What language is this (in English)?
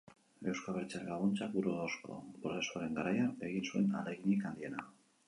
Basque